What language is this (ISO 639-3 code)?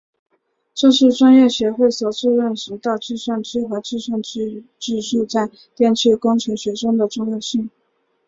zho